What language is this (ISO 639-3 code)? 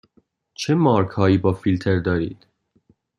fas